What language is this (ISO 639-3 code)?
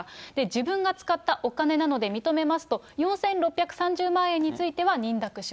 jpn